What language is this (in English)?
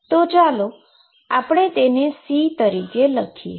Gujarati